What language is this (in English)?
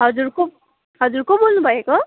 Nepali